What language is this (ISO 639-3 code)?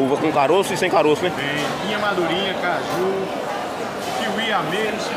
por